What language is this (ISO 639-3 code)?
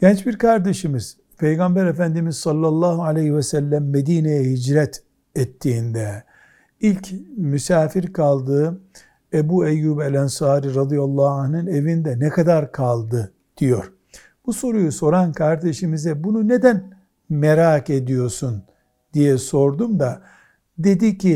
tur